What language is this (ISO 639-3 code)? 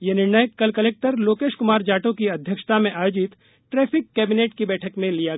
hin